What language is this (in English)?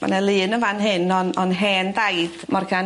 Welsh